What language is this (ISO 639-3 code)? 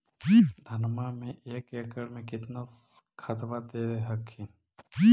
mag